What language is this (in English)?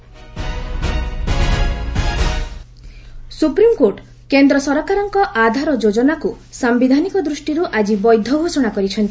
Odia